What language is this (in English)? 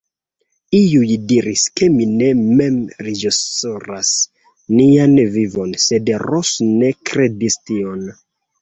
Esperanto